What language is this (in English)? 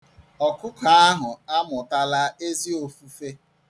Igbo